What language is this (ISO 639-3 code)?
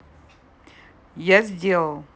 rus